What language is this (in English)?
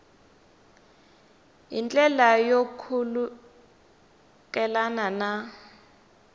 Tsonga